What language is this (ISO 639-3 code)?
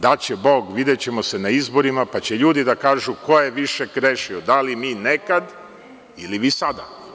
srp